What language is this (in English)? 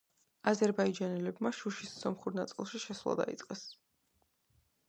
Georgian